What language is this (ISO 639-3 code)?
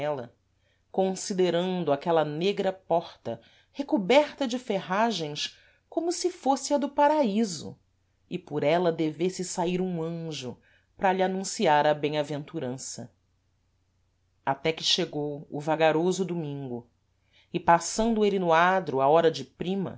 por